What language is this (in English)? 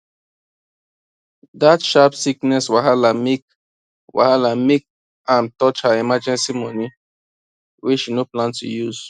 Nigerian Pidgin